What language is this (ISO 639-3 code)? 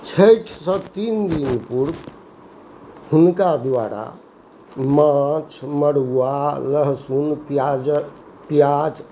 mai